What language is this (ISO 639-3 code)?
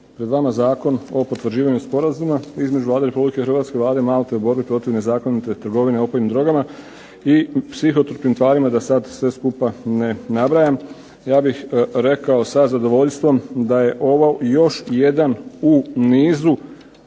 hrv